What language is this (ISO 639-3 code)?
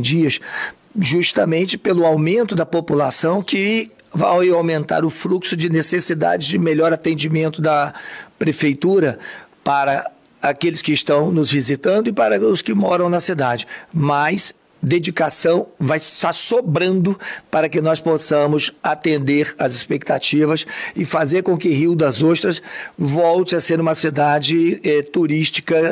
por